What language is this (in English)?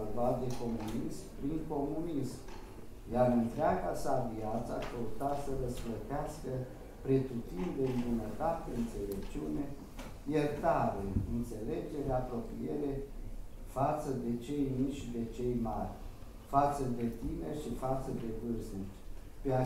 Romanian